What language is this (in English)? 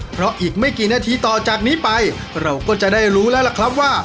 Thai